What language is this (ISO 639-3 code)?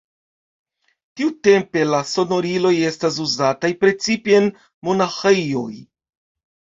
epo